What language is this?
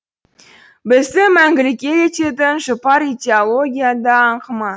Kazakh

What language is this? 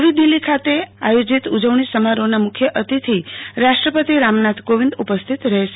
Gujarati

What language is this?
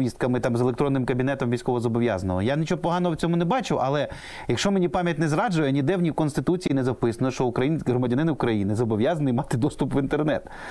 Ukrainian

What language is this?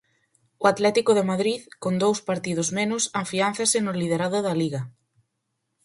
Galician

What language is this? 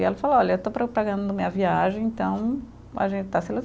Portuguese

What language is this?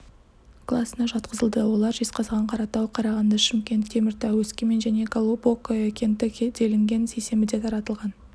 Kazakh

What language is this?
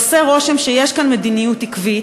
Hebrew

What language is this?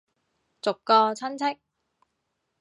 Cantonese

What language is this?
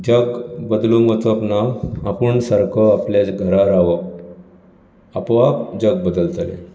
Konkani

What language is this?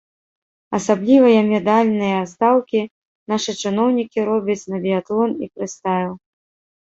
Belarusian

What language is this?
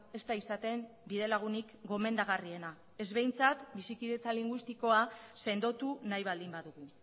Basque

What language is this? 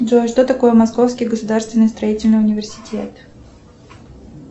Russian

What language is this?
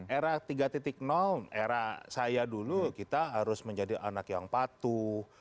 Indonesian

